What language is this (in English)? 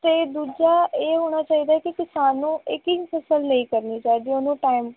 Punjabi